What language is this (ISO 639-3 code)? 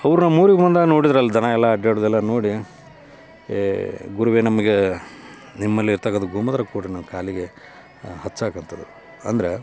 kan